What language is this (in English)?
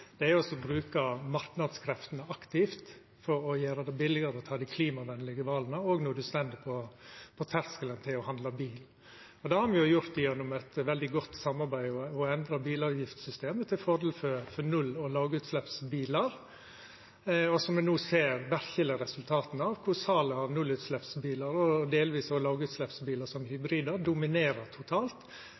Norwegian Nynorsk